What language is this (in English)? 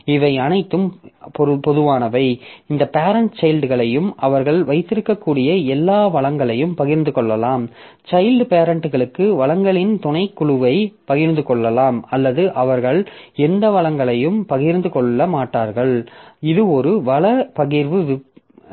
Tamil